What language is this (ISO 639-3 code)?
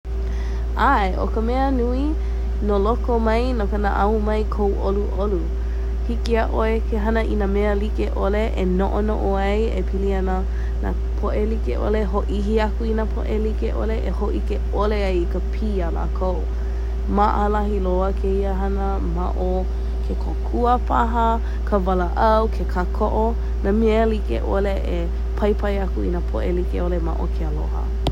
haw